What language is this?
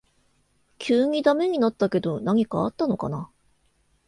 Japanese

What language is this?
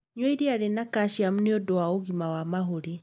Kikuyu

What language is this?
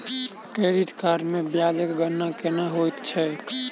Maithili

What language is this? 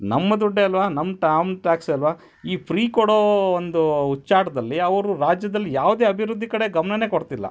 Kannada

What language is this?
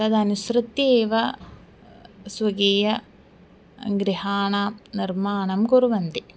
Sanskrit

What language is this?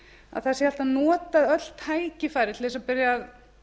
Icelandic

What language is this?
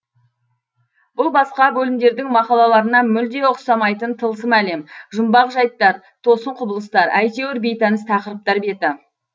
Kazakh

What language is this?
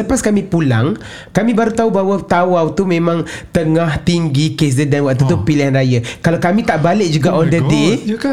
Malay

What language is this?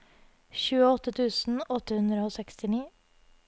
Norwegian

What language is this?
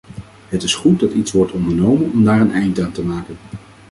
Dutch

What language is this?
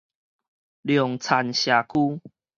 Min Nan Chinese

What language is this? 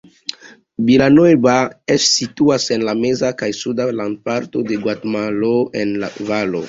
Esperanto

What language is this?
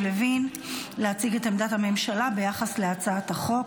Hebrew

